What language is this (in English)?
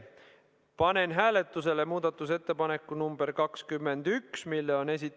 Estonian